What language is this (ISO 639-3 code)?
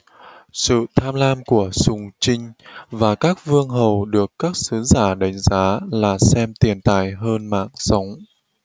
vie